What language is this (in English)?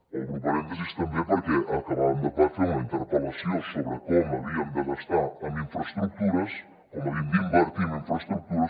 Catalan